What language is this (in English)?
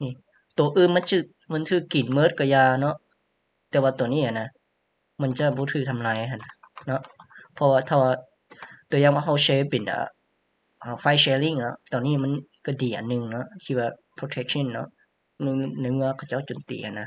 Thai